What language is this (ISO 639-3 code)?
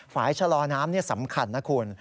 tha